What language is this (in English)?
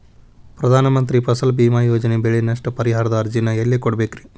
Kannada